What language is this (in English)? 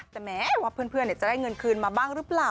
Thai